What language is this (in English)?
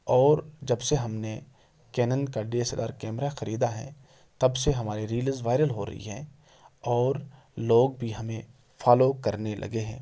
Urdu